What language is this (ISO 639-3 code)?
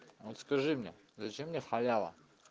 rus